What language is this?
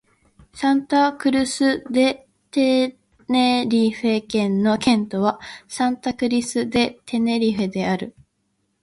Japanese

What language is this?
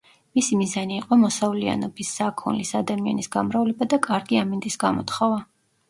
Georgian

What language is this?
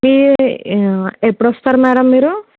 Telugu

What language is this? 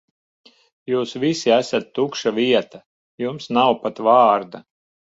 Latvian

